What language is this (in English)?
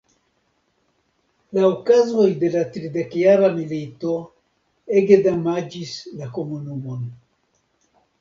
Esperanto